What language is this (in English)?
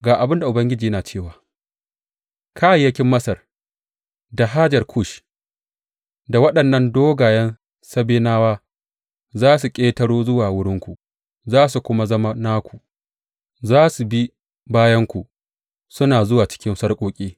Hausa